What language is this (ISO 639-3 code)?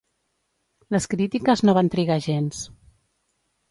cat